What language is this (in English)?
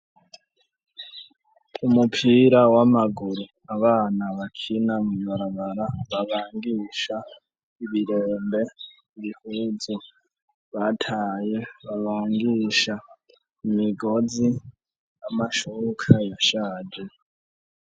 Rundi